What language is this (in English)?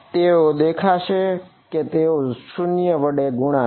Gujarati